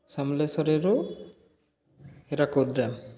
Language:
Odia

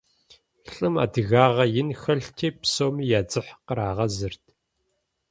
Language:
Kabardian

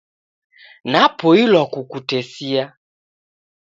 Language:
Taita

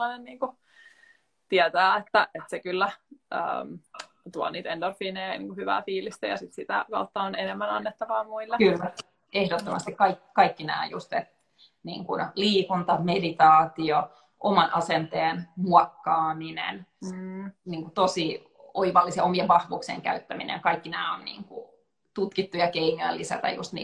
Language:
Finnish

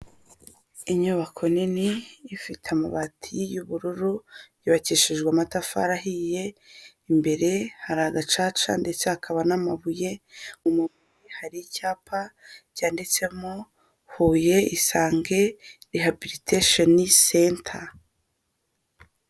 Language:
Kinyarwanda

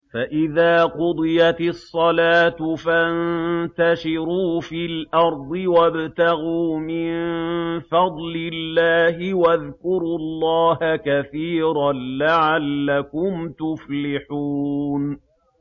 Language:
Arabic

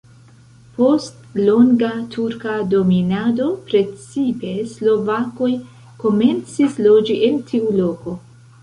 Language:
Esperanto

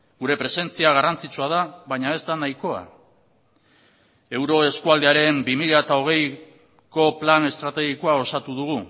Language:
Basque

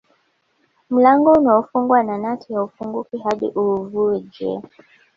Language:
Swahili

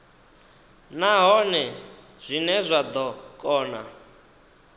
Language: Venda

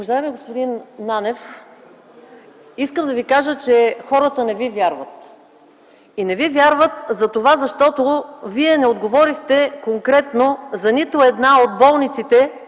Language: Bulgarian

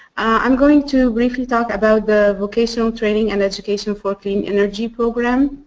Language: English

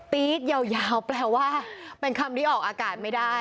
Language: Thai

